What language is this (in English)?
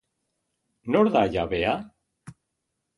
Basque